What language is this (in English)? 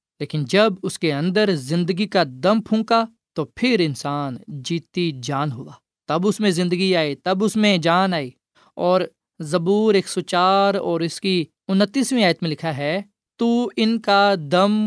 Urdu